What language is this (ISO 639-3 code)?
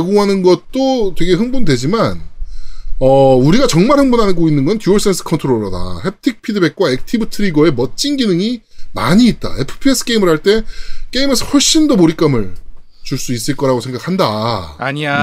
kor